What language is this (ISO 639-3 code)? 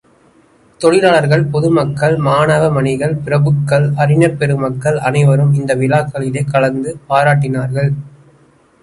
tam